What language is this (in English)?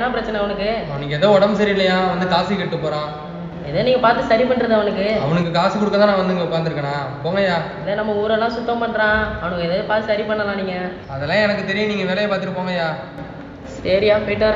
Tamil